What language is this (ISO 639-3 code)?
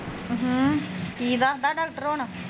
pan